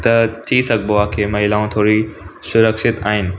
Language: Sindhi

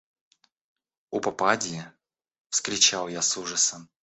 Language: Russian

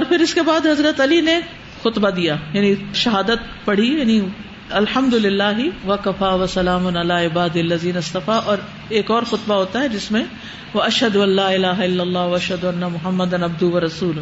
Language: Urdu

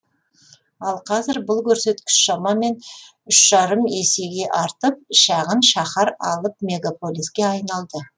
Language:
Kazakh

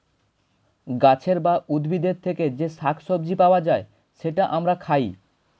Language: Bangla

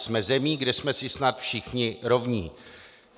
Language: Czech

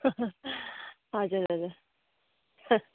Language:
Nepali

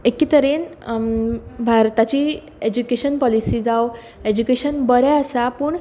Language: Konkani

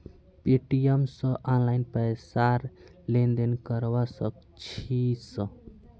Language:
Magahi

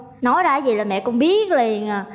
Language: Vietnamese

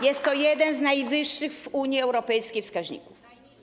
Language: Polish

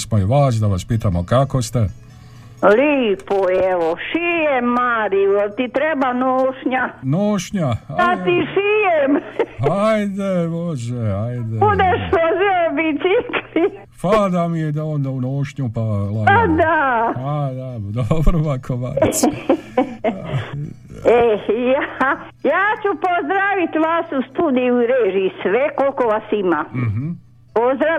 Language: Croatian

